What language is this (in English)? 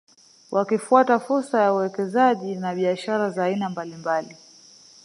Swahili